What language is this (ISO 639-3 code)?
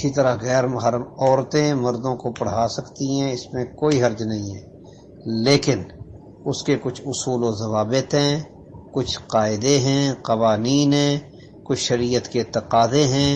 urd